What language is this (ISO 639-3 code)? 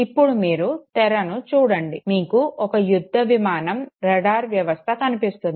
tel